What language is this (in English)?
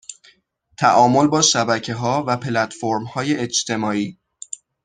Persian